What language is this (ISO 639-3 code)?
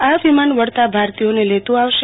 guj